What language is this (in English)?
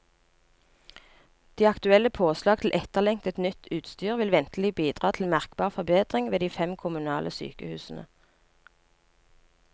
Norwegian